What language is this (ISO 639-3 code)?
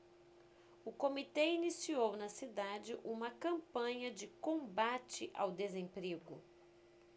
por